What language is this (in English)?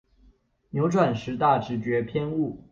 Chinese